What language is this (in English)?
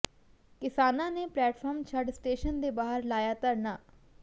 Punjabi